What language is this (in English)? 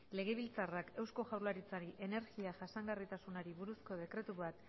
Basque